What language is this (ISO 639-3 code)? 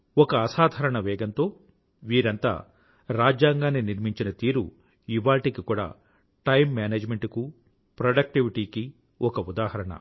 tel